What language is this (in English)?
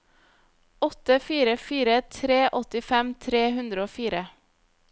Norwegian